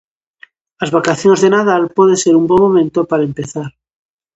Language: Galician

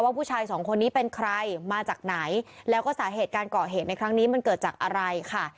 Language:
Thai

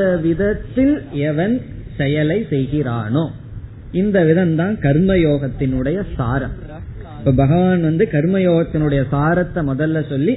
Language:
Tamil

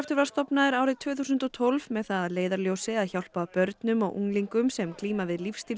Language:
Icelandic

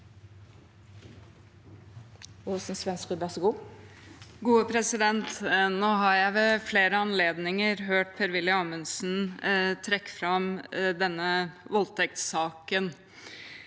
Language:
Norwegian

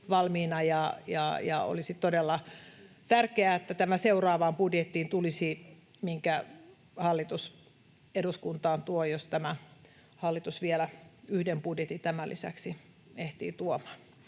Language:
Finnish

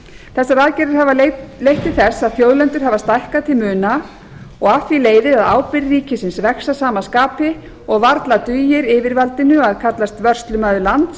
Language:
Icelandic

